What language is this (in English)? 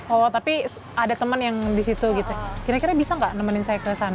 Indonesian